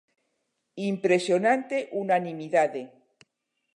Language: Galician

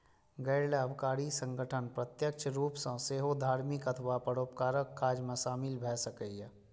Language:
Maithili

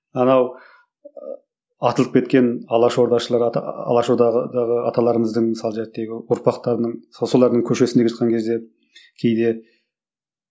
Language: Kazakh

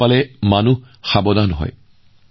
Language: Assamese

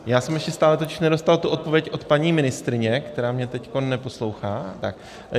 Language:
Czech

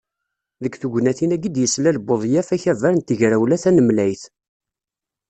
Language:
Kabyle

